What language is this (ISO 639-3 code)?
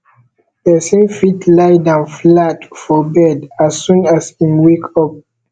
pcm